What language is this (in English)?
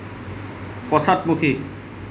Assamese